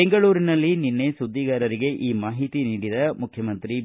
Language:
Kannada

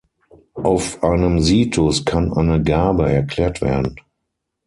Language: German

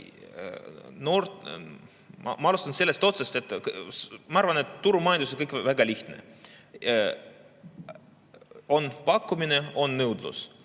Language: Estonian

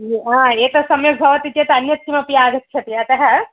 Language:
Sanskrit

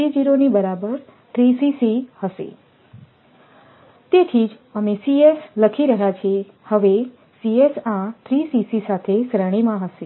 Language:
Gujarati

